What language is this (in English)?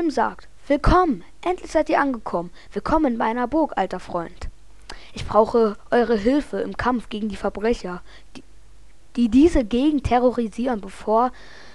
German